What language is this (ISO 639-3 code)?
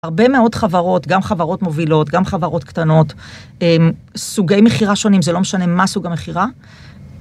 heb